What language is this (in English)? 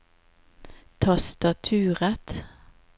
Norwegian